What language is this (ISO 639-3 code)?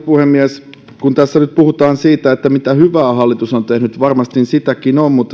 fin